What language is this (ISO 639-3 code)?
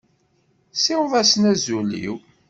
kab